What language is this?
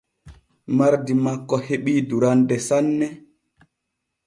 Borgu Fulfulde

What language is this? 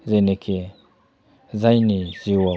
Bodo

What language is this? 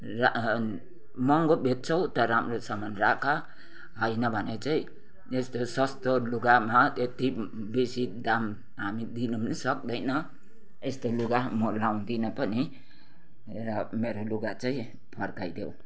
Nepali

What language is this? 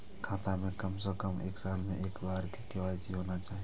Maithili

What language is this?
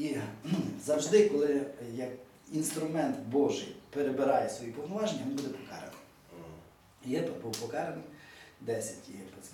Ukrainian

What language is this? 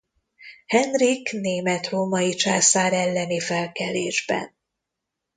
Hungarian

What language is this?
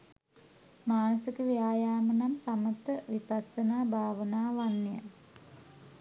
Sinhala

